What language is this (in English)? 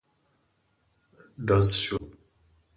Pashto